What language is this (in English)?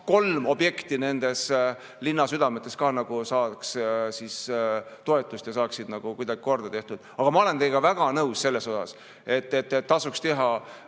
Estonian